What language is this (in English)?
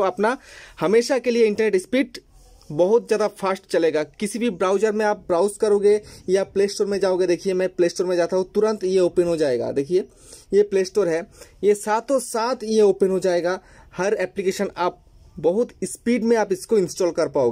Hindi